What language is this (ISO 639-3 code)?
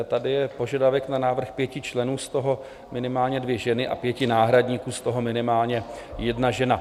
ces